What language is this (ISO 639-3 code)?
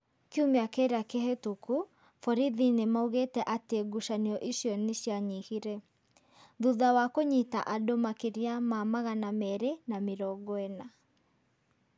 kik